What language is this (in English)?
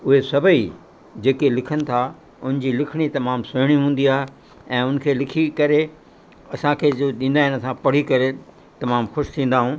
Sindhi